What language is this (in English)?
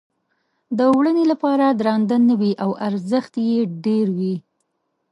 Pashto